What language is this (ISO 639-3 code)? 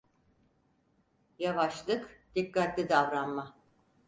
tur